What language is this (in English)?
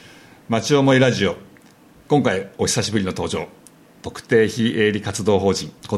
Japanese